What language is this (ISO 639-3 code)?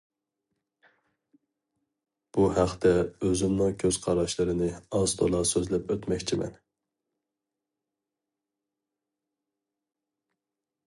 uig